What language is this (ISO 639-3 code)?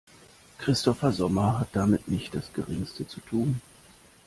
deu